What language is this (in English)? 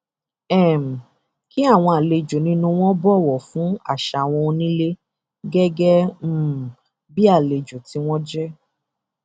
Yoruba